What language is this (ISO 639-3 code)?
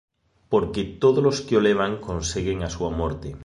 glg